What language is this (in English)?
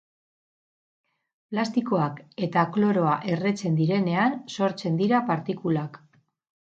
Basque